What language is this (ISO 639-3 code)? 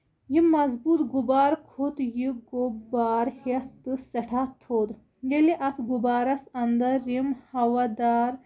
kas